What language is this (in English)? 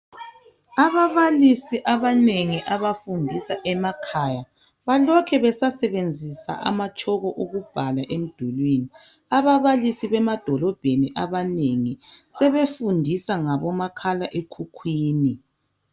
North Ndebele